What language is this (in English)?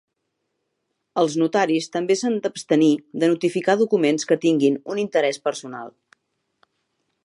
Catalan